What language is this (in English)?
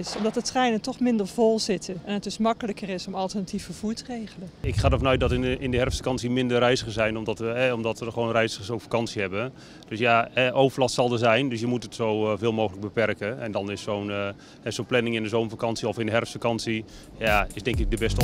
Dutch